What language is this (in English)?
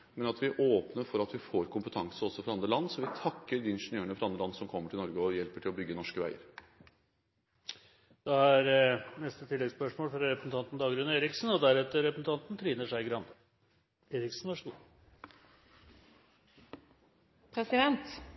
Norwegian